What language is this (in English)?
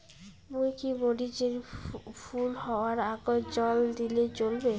Bangla